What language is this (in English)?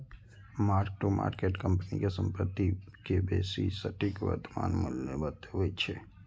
Maithili